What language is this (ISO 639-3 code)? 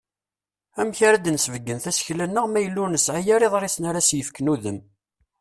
kab